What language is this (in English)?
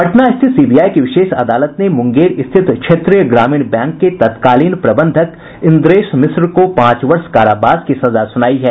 Hindi